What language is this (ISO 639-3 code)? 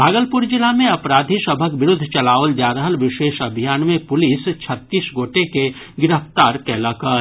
mai